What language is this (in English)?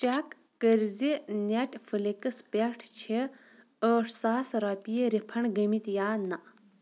Kashmiri